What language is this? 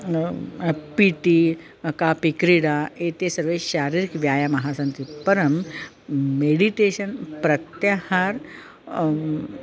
Sanskrit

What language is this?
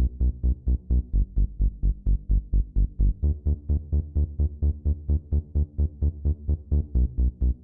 Dutch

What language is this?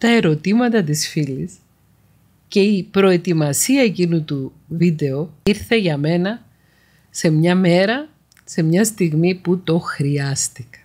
Greek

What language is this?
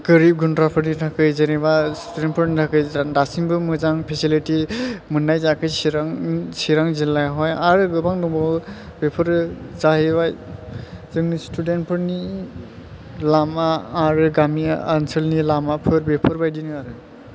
Bodo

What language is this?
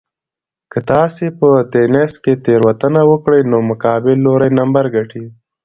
Pashto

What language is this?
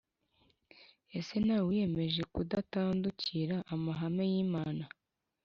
Kinyarwanda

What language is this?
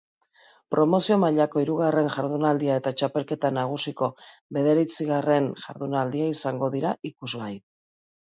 Basque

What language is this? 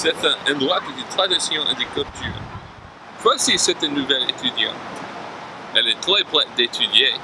French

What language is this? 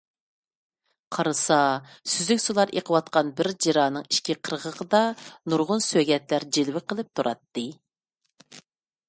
Uyghur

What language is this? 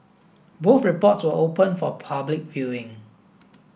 English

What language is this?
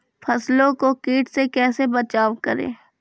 Maithili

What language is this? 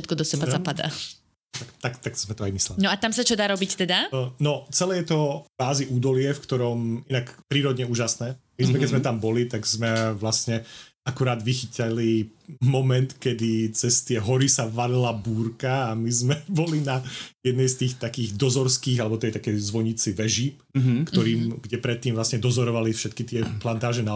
Slovak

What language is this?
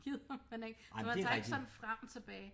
Danish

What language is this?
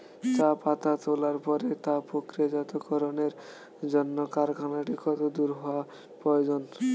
Bangla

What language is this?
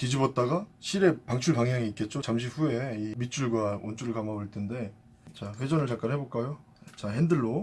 Korean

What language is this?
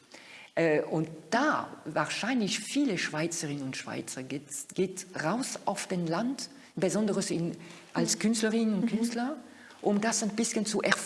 German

